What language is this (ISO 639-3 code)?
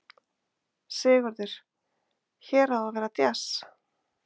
isl